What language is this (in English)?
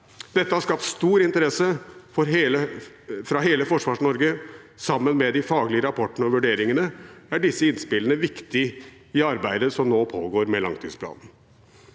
Norwegian